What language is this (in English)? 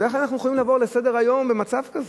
Hebrew